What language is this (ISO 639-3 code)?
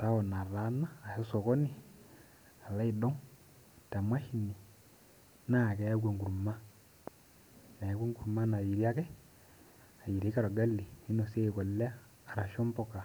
mas